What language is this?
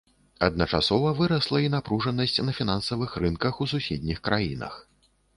Belarusian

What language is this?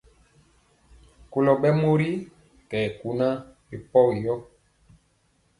Mpiemo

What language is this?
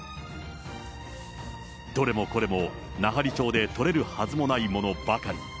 Japanese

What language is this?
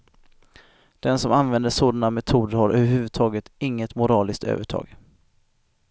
Swedish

